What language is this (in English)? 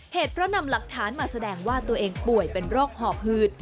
Thai